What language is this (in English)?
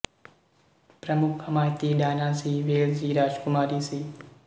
Punjabi